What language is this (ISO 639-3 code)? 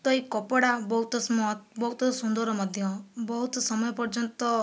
ori